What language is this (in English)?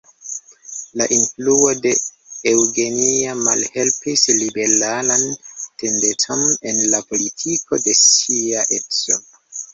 Esperanto